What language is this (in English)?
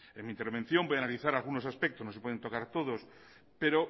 Spanish